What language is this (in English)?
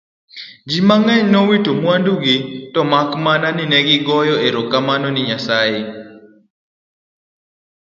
Luo (Kenya and Tanzania)